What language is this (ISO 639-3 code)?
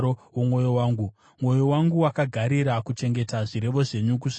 sna